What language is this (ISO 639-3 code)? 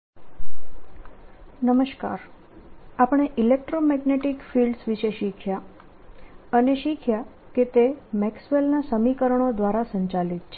guj